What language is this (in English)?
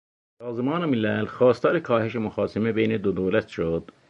Persian